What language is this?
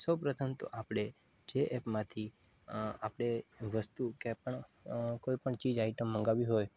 Gujarati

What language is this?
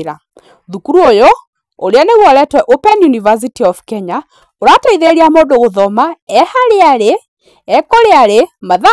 Kikuyu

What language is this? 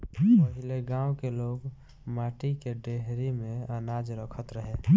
Bhojpuri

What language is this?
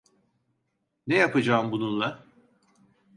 Turkish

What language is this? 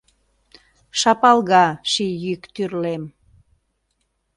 Mari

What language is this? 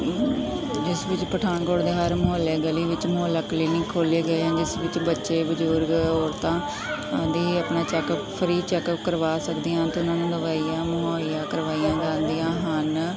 Punjabi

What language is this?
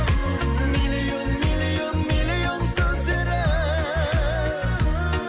Kazakh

